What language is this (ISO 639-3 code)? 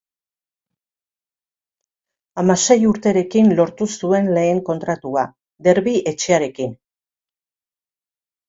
eus